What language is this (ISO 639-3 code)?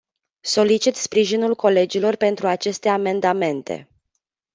ron